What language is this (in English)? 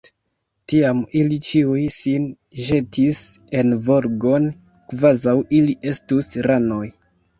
Esperanto